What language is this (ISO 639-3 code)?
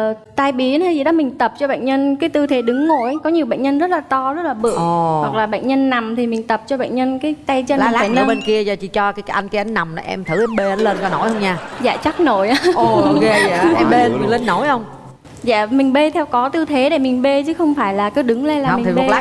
vie